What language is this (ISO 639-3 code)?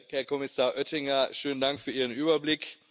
deu